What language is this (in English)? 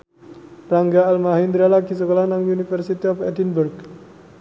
Javanese